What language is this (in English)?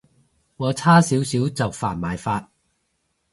Cantonese